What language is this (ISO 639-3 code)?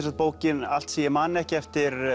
isl